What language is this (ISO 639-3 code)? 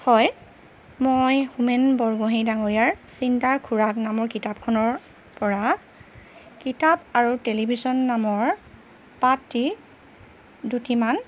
asm